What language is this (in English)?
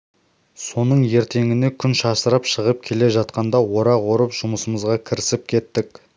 Kazakh